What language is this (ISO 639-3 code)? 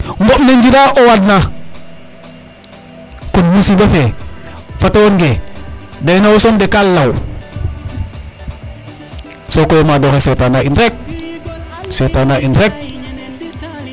srr